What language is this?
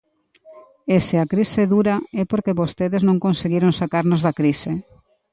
Galician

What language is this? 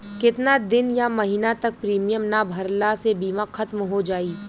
Bhojpuri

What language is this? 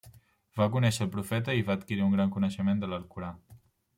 Catalan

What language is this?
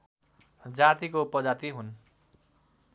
Nepali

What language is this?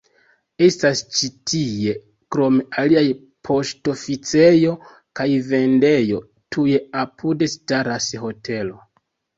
Esperanto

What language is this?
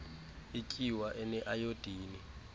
Xhosa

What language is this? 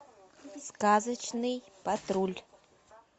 Russian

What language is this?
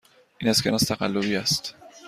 Persian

